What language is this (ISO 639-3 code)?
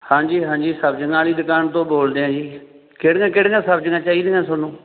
pan